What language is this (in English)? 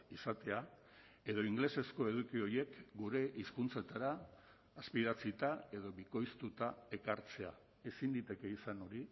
Basque